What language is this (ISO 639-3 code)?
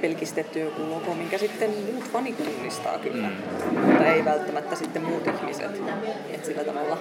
fin